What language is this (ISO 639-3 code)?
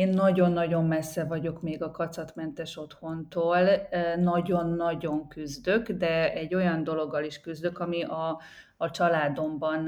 hun